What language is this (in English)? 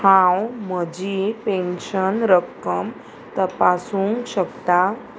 Konkani